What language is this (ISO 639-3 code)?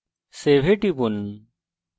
ben